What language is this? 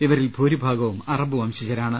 Malayalam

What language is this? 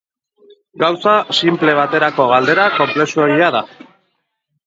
Basque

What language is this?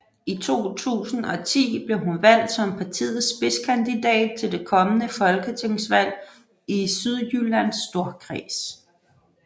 Danish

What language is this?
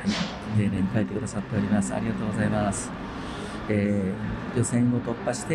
Japanese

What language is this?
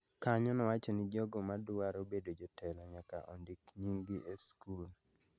Luo (Kenya and Tanzania)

